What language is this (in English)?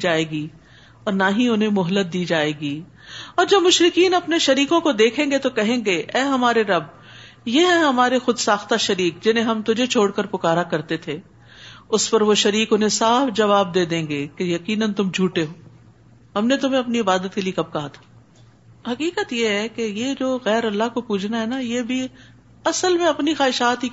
Urdu